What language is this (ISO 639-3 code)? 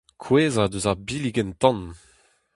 bre